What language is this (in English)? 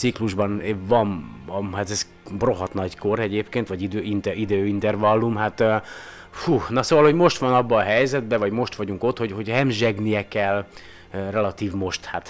Hungarian